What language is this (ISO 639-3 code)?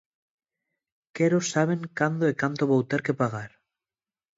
glg